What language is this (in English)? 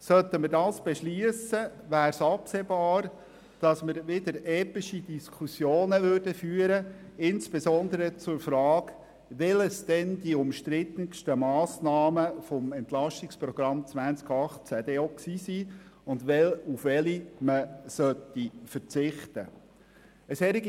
Swiss German